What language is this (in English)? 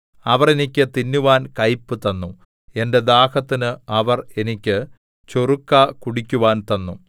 Malayalam